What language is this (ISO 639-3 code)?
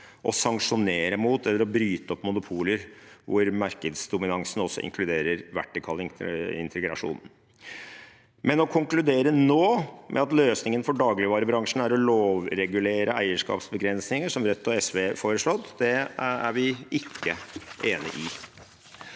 nor